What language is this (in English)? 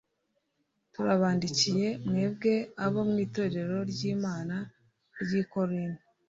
Kinyarwanda